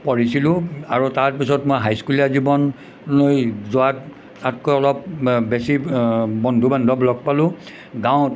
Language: Assamese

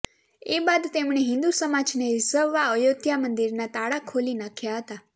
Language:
Gujarati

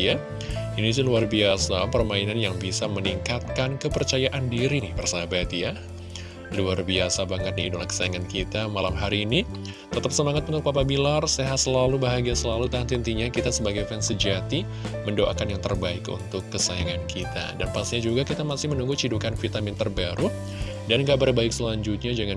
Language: Indonesian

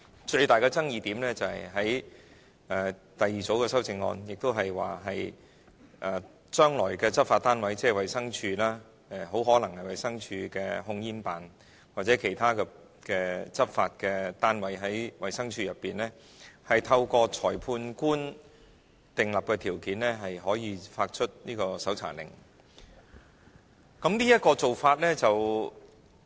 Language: Cantonese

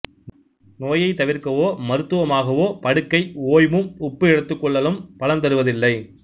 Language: Tamil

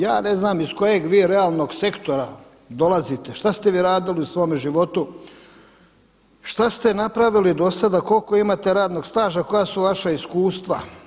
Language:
Croatian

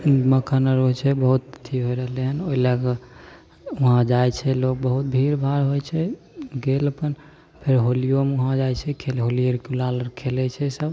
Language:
Maithili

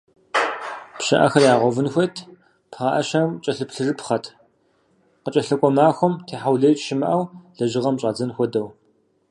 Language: Kabardian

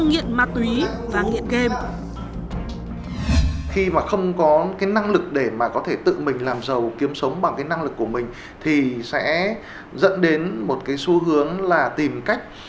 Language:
Vietnamese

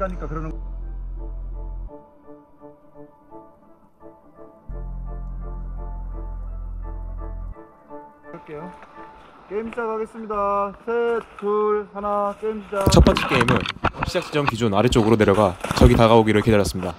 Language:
Korean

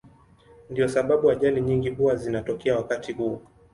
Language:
Swahili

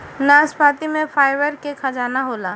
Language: Bhojpuri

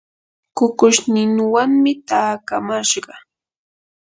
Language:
Yanahuanca Pasco Quechua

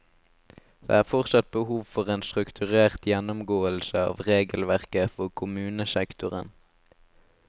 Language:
Norwegian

